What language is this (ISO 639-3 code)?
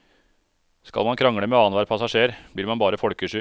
nor